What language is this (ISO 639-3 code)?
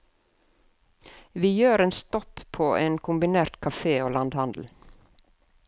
nor